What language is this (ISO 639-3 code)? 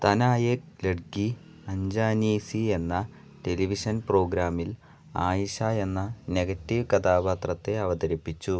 mal